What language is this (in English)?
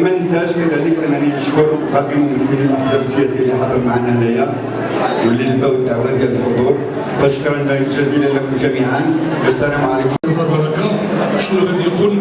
Arabic